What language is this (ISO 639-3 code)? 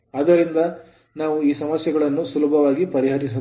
kan